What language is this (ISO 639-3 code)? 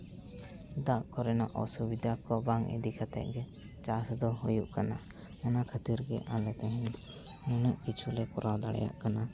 sat